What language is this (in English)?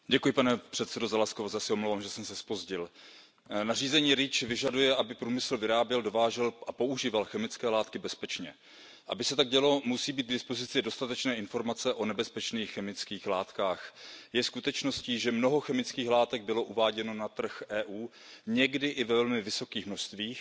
Czech